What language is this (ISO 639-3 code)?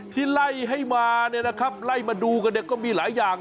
tha